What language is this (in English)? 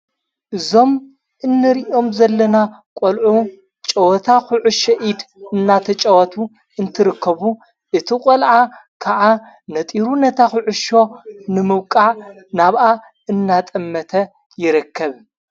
Tigrinya